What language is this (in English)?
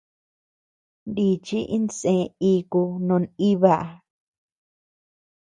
Tepeuxila Cuicatec